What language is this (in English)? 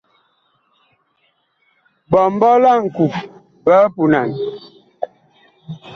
Bakoko